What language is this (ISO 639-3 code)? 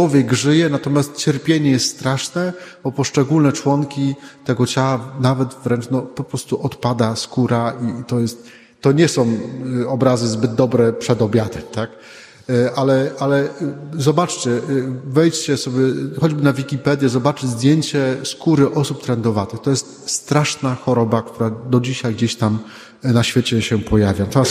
pol